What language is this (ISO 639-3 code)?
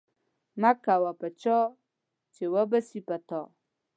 pus